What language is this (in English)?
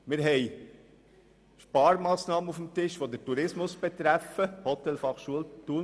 Swiss German